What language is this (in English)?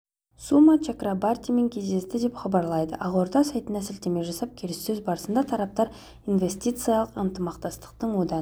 Kazakh